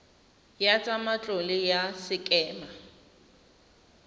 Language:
Tswana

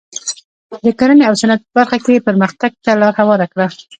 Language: Pashto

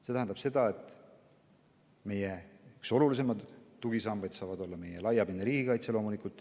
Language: Estonian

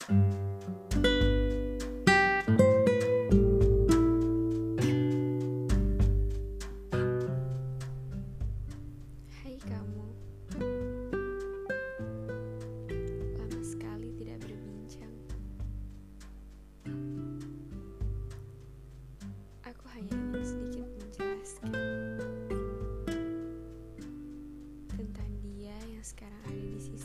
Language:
Indonesian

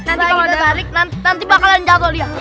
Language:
Indonesian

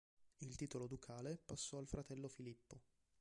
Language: Italian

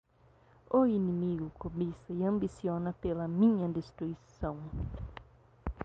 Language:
Portuguese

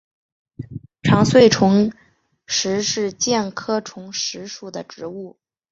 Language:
Chinese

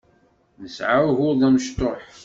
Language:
Kabyle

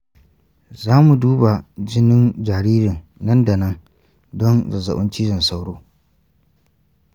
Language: Hausa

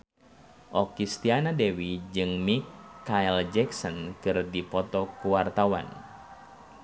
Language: Sundanese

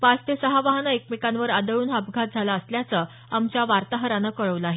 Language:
Marathi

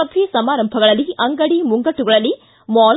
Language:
Kannada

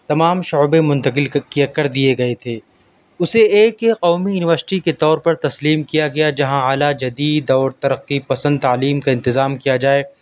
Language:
Urdu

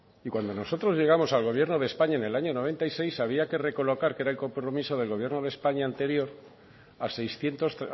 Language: Spanish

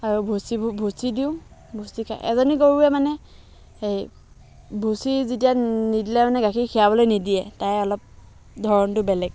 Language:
Assamese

